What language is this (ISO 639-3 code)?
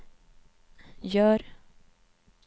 swe